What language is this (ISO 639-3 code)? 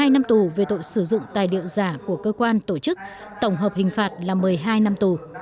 vie